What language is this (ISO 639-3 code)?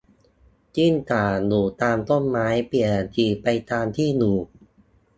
tha